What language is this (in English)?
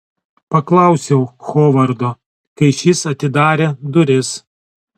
Lithuanian